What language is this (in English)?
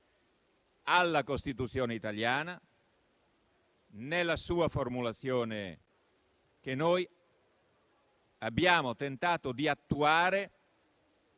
Italian